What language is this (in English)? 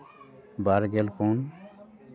Santali